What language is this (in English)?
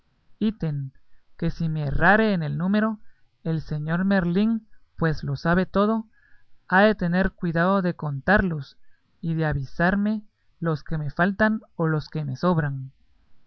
Spanish